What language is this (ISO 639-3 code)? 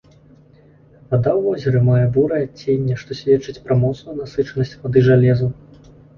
bel